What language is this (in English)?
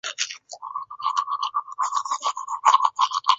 Chinese